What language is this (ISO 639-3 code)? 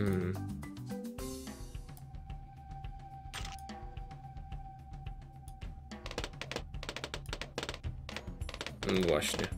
pol